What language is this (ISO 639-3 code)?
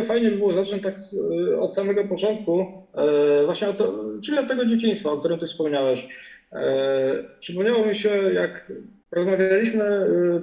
pol